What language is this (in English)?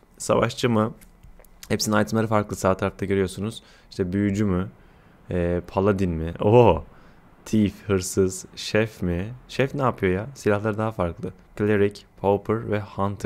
Turkish